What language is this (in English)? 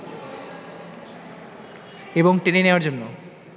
Bangla